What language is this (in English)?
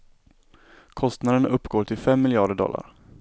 Swedish